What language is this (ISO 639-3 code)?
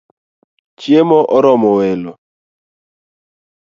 luo